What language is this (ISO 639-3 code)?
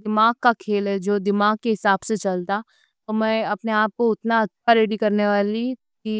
dcc